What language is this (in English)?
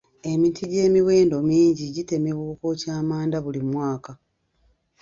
Ganda